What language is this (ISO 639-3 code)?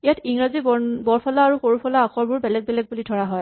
asm